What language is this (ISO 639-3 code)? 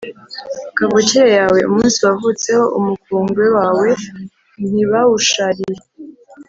kin